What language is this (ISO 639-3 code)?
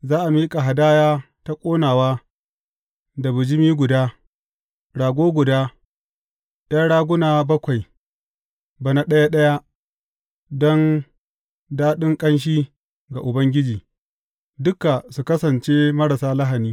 hau